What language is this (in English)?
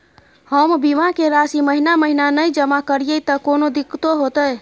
Maithili